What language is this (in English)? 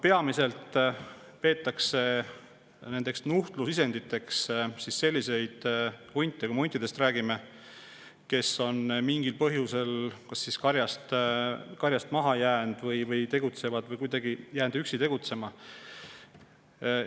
Estonian